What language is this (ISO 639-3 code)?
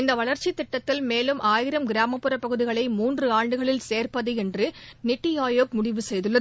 tam